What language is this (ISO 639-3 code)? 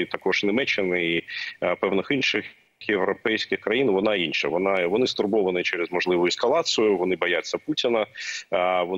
ukr